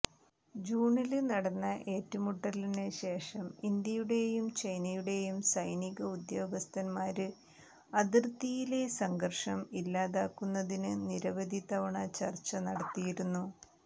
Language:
Malayalam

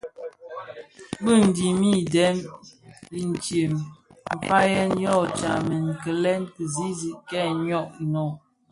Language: Bafia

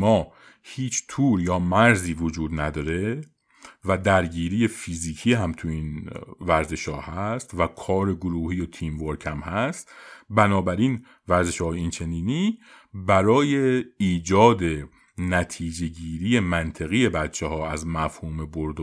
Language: Persian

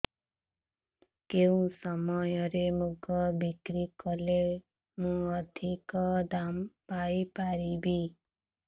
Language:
Odia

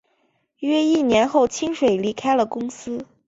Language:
Chinese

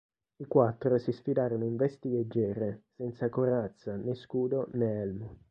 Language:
Italian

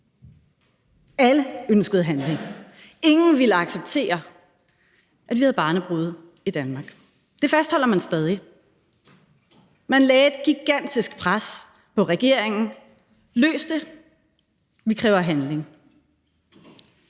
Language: Danish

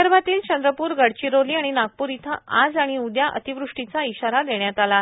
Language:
Marathi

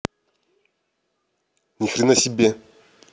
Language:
Russian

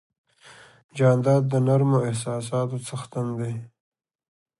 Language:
Pashto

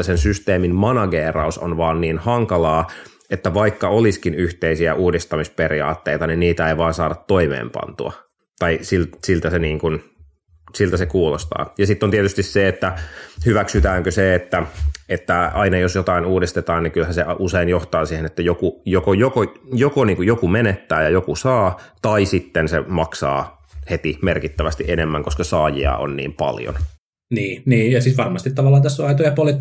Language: Finnish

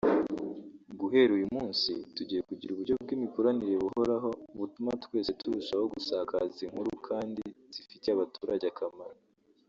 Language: Kinyarwanda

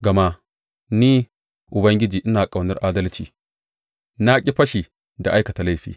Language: Hausa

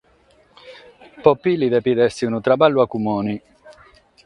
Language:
Sardinian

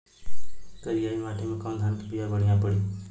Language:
Bhojpuri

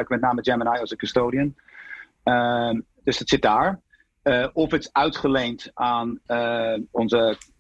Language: Dutch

